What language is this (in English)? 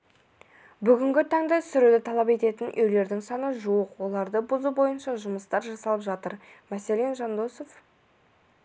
Kazakh